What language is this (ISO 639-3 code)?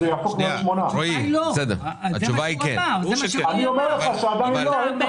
heb